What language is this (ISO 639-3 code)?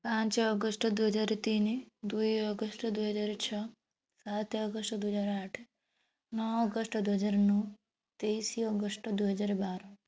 ori